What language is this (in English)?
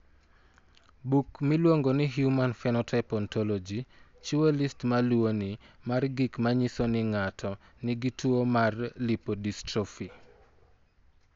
Luo (Kenya and Tanzania)